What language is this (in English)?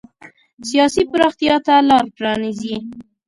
Pashto